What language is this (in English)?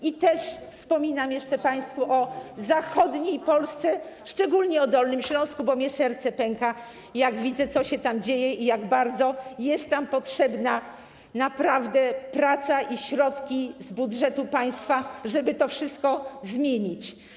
Polish